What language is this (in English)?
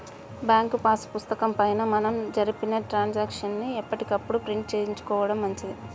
Telugu